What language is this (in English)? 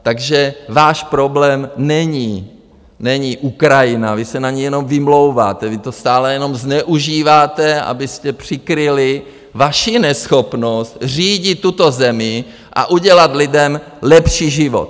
Czech